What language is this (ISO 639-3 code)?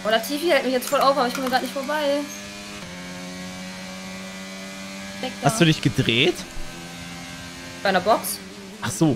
deu